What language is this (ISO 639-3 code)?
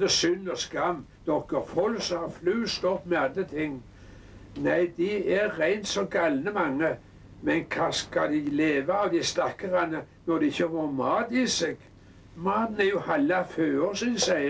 nor